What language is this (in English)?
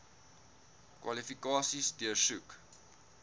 Afrikaans